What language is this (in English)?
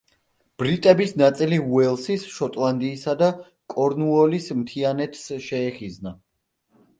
Georgian